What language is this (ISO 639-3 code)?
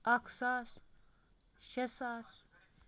kas